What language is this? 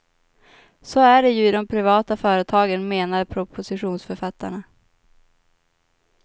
Swedish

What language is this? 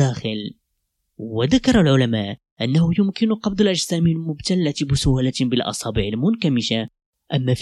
Arabic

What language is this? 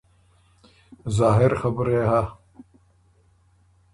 Ormuri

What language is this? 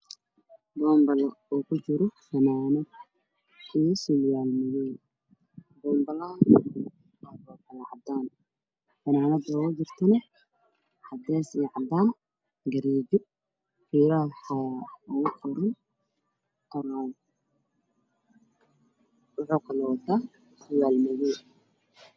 Somali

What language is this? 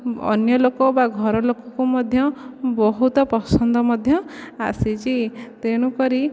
Odia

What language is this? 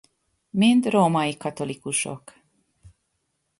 Hungarian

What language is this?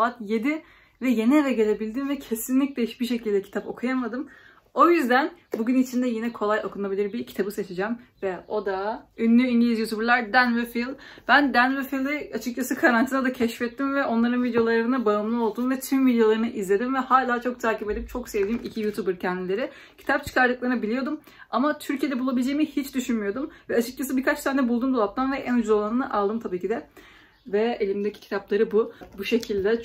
Turkish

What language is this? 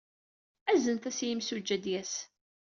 Kabyle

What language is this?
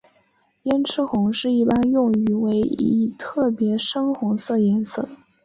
Chinese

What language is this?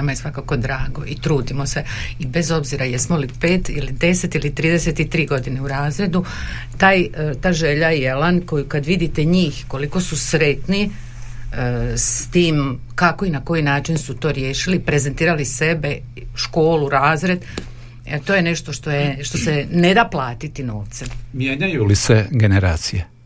Croatian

